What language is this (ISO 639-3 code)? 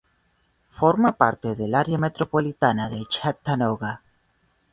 spa